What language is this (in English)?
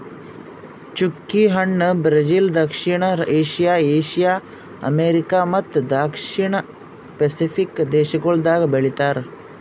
Kannada